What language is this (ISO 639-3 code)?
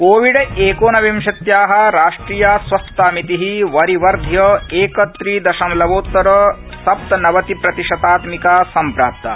san